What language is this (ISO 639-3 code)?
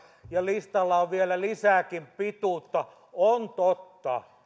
fin